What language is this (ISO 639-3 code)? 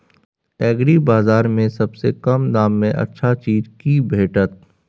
mai